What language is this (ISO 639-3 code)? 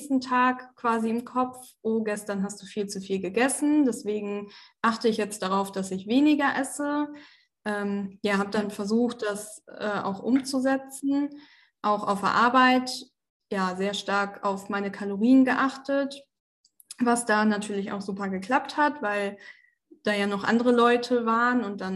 deu